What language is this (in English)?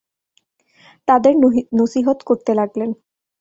Bangla